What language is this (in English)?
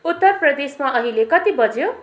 Nepali